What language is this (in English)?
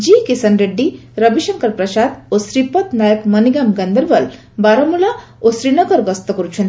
Odia